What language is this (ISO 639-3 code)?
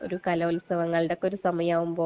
mal